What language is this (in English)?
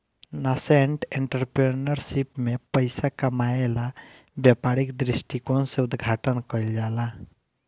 Bhojpuri